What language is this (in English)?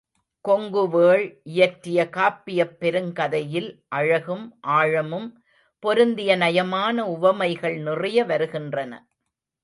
Tamil